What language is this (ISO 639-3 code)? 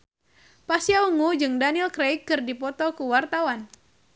sun